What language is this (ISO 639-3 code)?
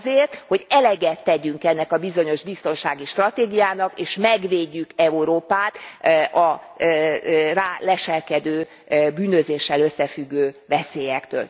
hun